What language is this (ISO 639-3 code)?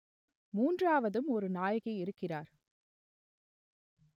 tam